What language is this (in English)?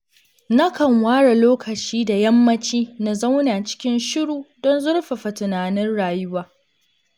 Hausa